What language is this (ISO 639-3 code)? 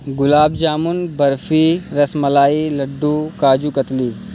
urd